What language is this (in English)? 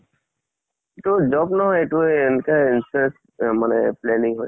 Assamese